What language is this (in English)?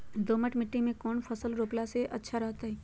Magahi